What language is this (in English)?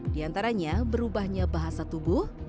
Indonesian